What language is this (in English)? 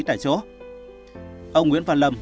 Vietnamese